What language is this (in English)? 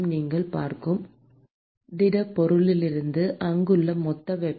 Tamil